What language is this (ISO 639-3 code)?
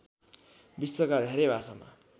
nep